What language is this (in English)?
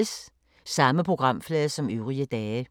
Danish